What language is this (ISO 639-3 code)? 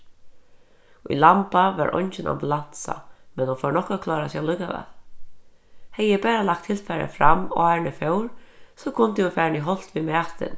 fao